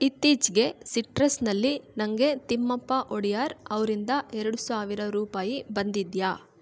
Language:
Kannada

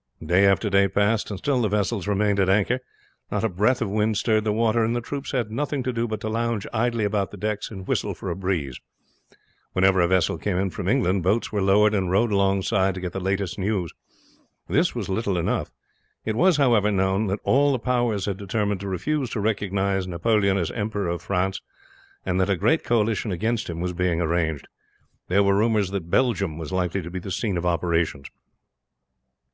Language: English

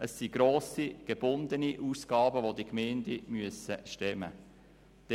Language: Swiss German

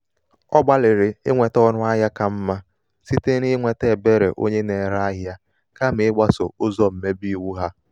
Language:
Igbo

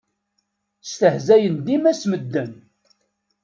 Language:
Kabyle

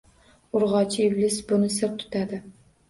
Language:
Uzbek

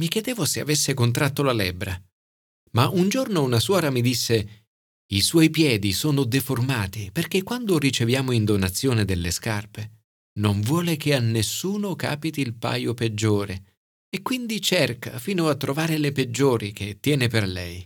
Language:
Italian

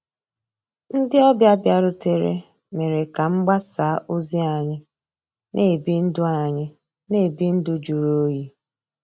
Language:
Igbo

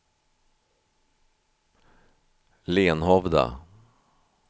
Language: Swedish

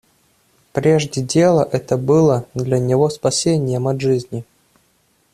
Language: Russian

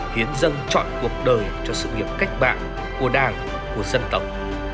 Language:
Vietnamese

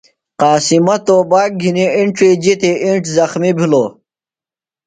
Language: Phalura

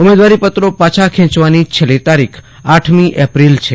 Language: Gujarati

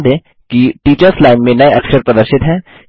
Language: Hindi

